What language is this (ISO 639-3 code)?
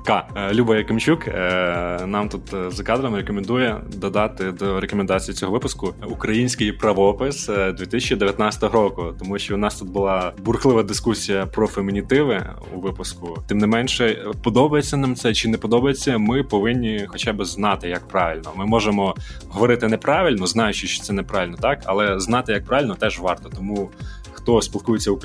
ukr